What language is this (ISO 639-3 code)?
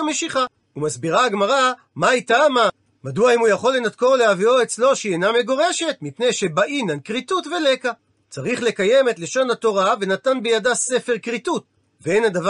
heb